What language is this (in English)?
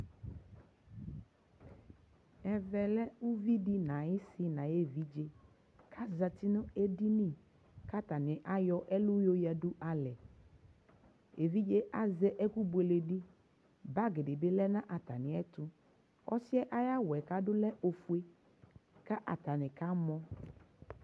Ikposo